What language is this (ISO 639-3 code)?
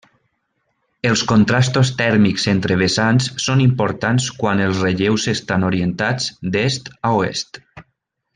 cat